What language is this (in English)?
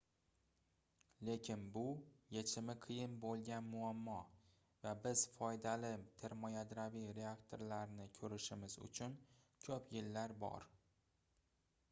Uzbek